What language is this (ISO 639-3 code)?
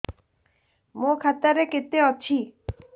ori